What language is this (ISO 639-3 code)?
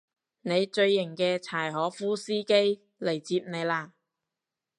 yue